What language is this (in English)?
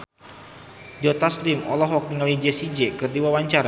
Sundanese